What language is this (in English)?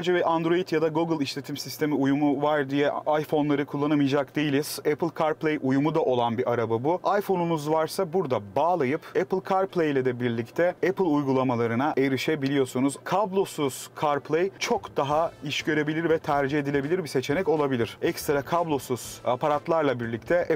Turkish